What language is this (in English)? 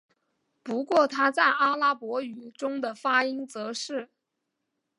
Chinese